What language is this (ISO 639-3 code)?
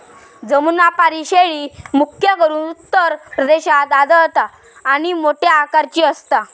mar